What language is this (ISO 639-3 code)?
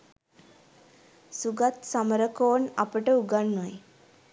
sin